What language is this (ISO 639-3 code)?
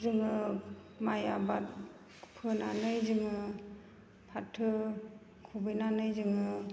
brx